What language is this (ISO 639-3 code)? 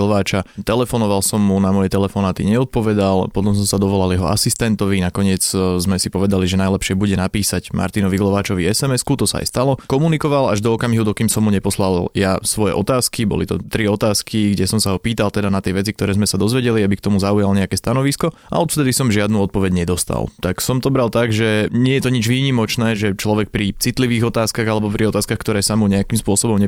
slk